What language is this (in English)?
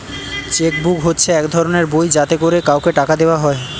Bangla